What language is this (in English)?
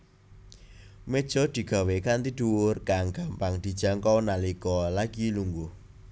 Javanese